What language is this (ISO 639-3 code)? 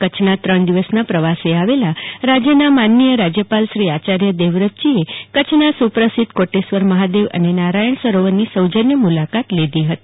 guj